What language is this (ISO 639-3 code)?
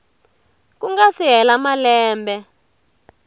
tso